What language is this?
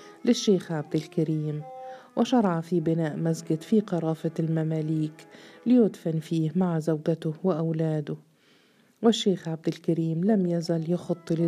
Arabic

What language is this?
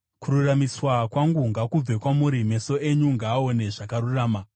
Shona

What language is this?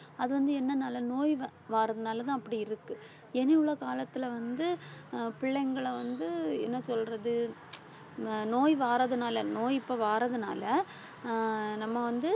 Tamil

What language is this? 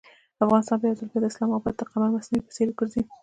Pashto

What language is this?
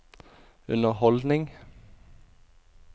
Norwegian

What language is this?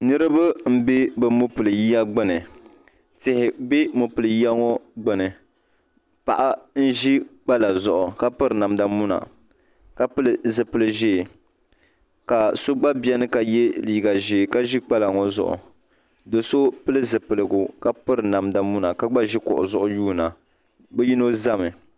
Dagbani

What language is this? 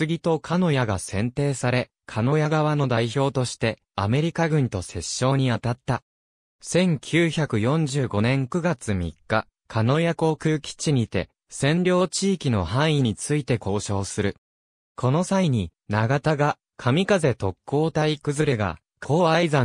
Japanese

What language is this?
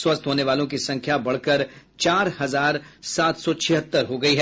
Hindi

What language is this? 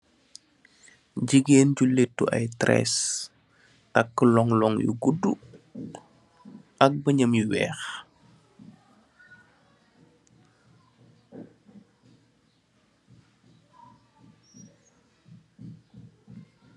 Wolof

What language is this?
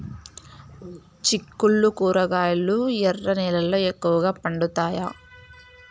Telugu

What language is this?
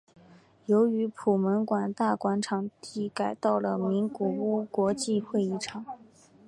Chinese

